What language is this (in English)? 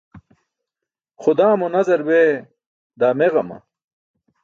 Burushaski